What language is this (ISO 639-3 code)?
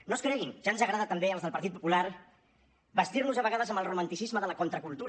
cat